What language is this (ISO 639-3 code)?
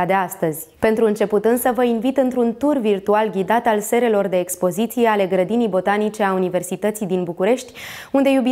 ron